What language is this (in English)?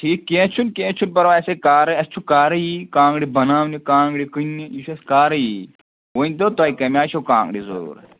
Kashmiri